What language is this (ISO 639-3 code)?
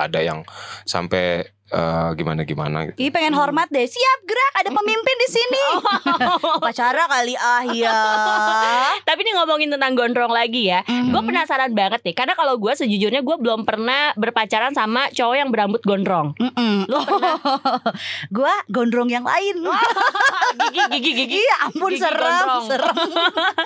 ind